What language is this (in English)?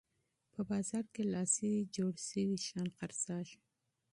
Pashto